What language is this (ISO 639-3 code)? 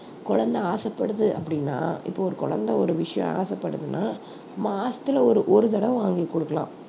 tam